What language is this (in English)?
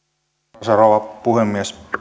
Finnish